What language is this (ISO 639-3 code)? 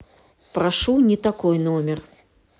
rus